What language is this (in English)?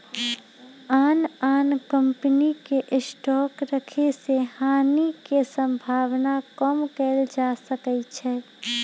Magahi